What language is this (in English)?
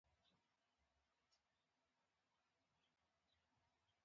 Pashto